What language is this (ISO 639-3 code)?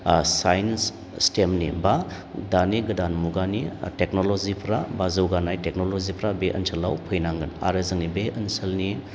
brx